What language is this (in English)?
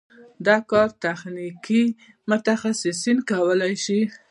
Pashto